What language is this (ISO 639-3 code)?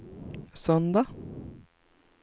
swe